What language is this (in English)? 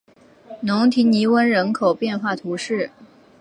Chinese